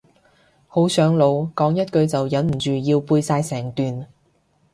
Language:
Cantonese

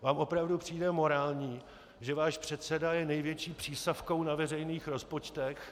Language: Czech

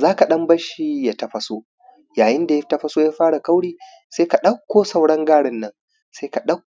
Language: Hausa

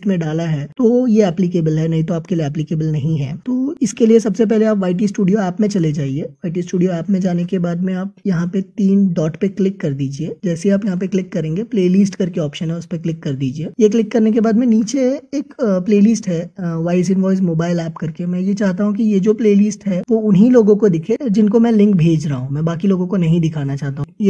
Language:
Hindi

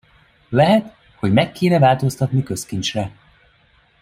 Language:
Hungarian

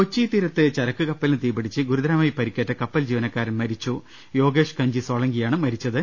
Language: Malayalam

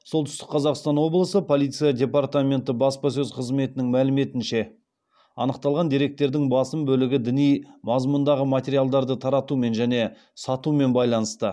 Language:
Kazakh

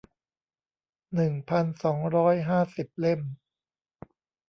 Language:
Thai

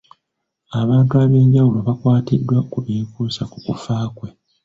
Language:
Ganda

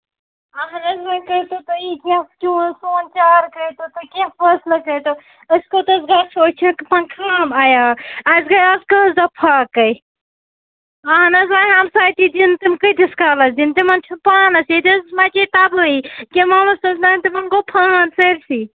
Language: Kashmiri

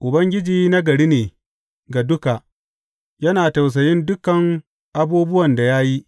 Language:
Hausa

